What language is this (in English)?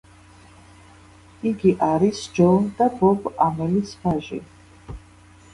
Georgian